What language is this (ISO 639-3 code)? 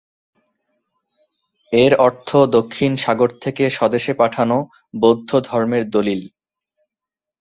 ben